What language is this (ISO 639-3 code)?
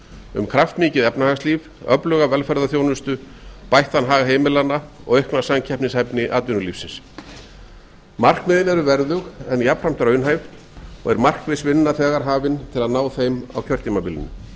isl